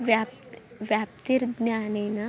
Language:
Sanskrit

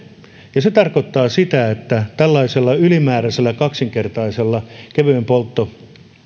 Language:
Finnish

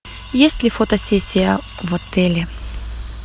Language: Russian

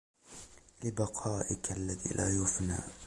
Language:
Arabic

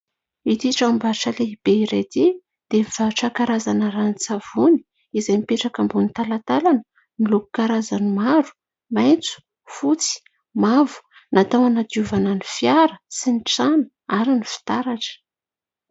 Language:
Malagasy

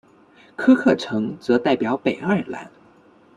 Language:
Chinese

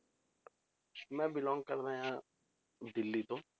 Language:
Punjabi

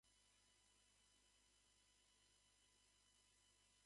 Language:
Japanese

